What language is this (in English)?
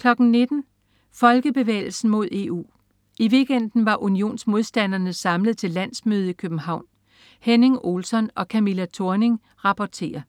Danish